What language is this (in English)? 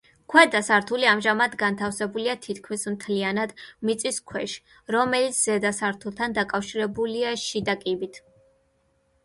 Georgian